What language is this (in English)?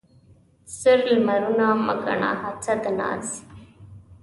Pashto